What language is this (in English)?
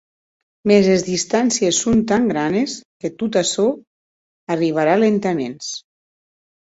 Occitan